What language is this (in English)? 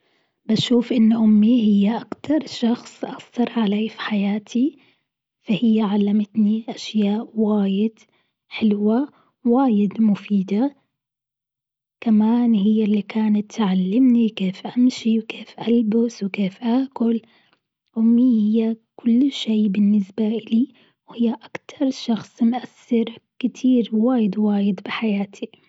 Gulf Arabic